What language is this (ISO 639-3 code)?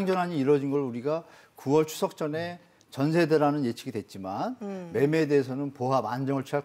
kor